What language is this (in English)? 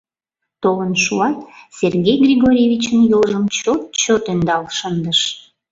Mari